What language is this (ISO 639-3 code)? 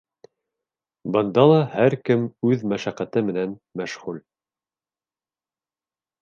bak